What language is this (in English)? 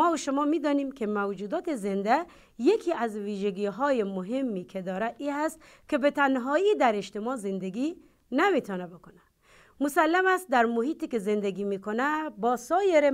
Persian